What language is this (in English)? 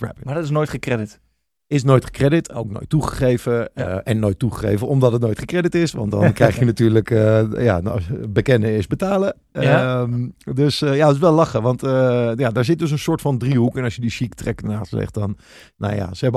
Dutch